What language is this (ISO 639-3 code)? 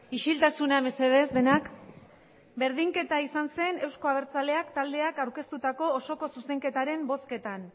eus